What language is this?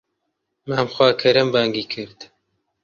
Central Kurdish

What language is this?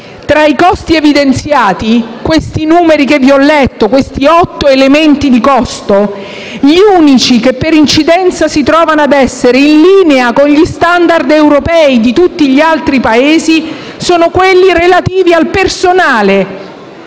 Italian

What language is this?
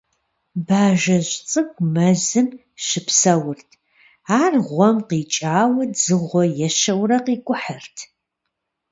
Kabardian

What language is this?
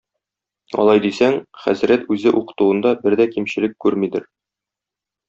Tatar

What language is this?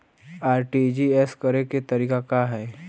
Bhojpuri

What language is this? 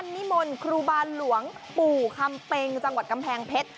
Thai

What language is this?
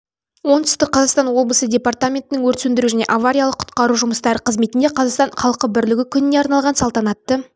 Kazakh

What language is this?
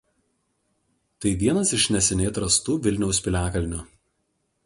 Lithuanian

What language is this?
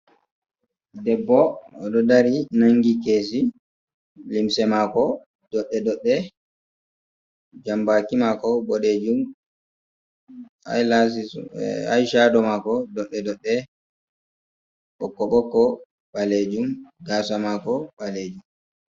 Fula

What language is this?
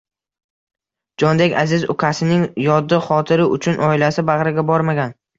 Uzbek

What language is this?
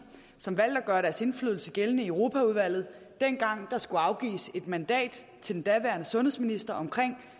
Danish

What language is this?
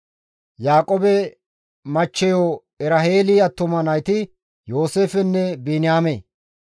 Gamo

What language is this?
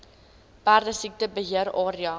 Afrikaans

